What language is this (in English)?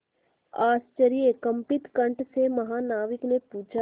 Hindi